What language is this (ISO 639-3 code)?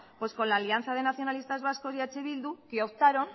spa